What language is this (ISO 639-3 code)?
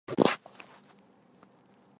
zho